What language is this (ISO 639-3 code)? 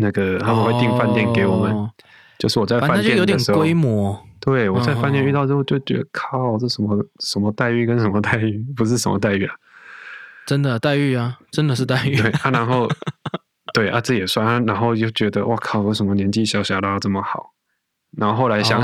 zho